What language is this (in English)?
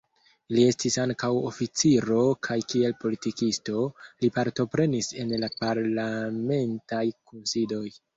Esperanto